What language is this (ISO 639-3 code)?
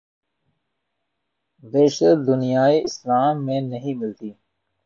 urd